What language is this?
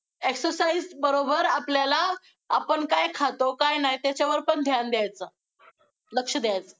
Marathi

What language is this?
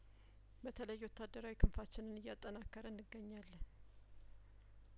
Amharic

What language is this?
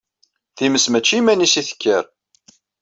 Kabyle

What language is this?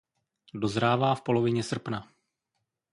Czech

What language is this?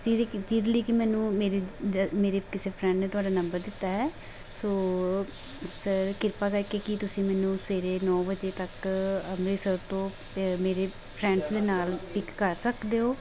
Punjabi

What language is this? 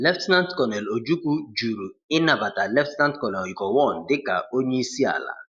Igbo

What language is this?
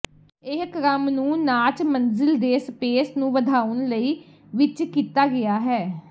Punjabi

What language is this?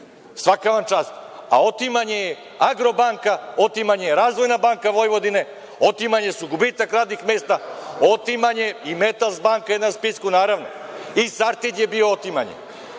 Serbian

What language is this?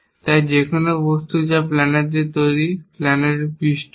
Bangla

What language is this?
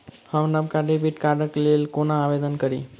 Maithili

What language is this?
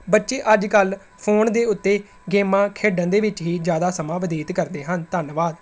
Punjabi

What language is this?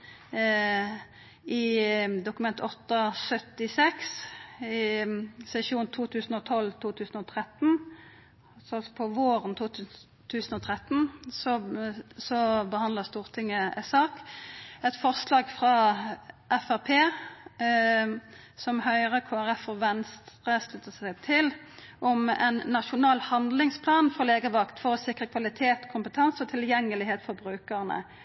Norwegian Nynorsk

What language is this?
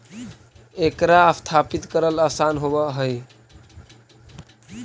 Magahi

